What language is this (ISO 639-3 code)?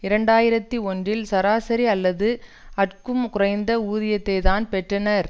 tam